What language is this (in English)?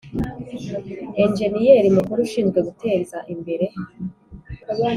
Kinyarwanda